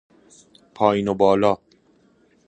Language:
Persian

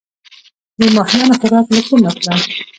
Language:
Pashto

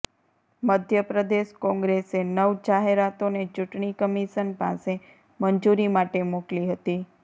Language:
Gujarati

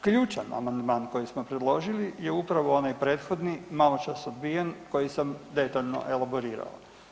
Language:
Croatian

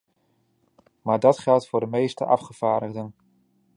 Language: Dutch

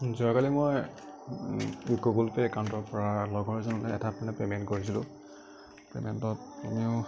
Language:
Assamese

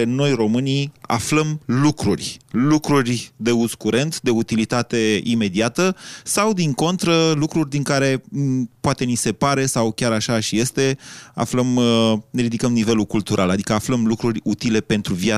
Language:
Romanian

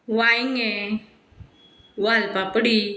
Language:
Konkani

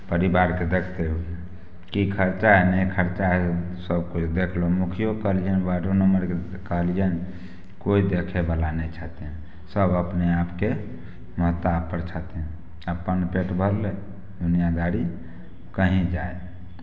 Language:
Maithili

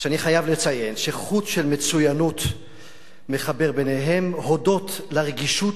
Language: Hebrew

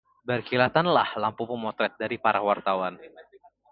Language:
Indonesian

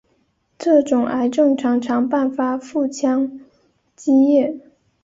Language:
Chinese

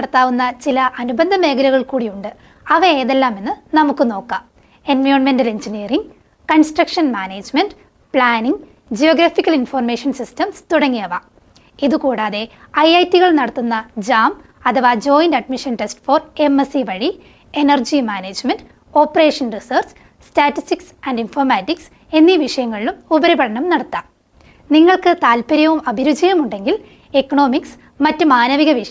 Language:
Malayalam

